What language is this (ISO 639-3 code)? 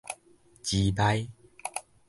nan